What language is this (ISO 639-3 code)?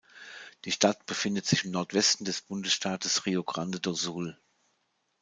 deu